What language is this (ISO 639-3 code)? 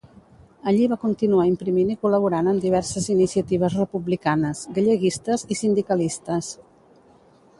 cat